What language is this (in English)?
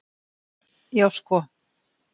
Icelandic